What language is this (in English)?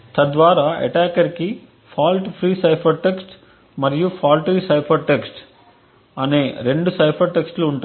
Telugu